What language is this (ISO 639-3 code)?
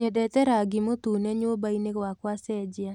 kik